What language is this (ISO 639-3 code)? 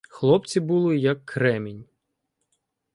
ukr